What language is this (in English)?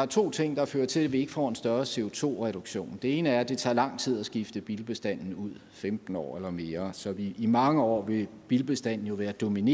Danish